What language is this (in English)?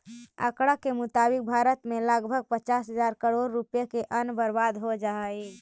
Magahi